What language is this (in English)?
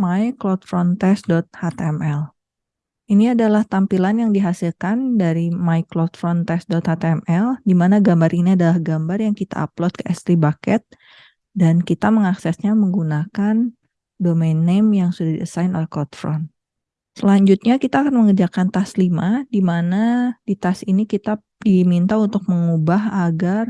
Indonesian